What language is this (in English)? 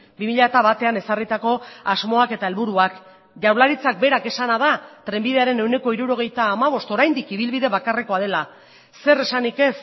Basque